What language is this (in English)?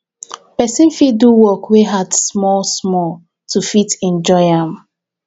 Nigerian Pidgin